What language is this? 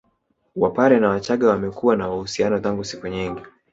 Swahili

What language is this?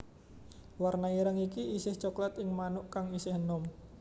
Javanese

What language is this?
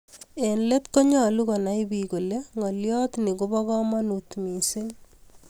Kalenjin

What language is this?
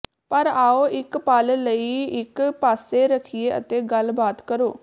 Punjabi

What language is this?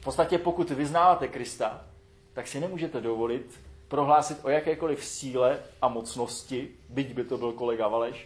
Czech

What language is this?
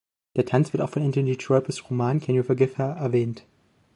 German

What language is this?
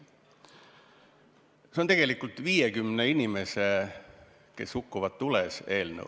Estonian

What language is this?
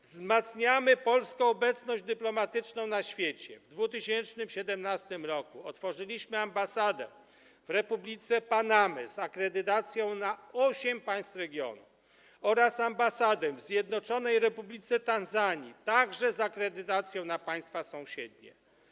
Polish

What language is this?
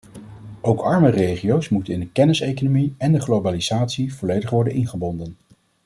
Dutch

